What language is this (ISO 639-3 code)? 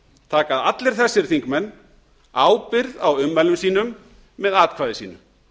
isl